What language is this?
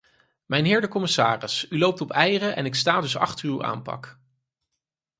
Dutch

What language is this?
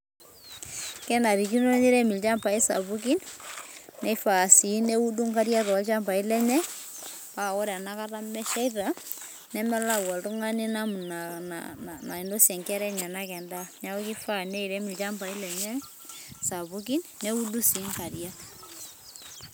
Masai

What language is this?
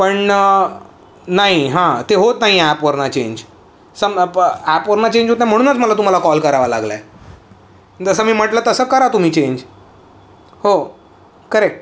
Marathi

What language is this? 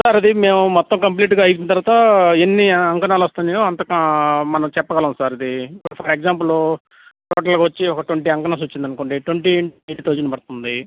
Telugu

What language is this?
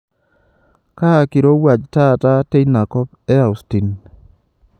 Masai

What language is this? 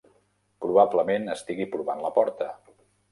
Catalan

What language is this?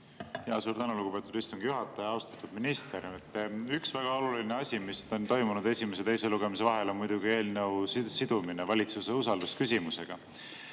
Estonian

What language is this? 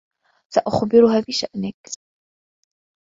Arabic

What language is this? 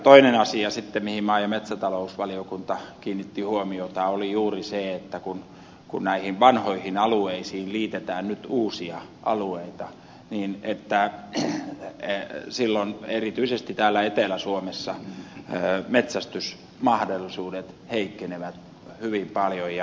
Finnish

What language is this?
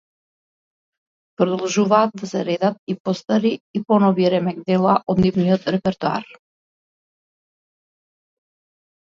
Macedonian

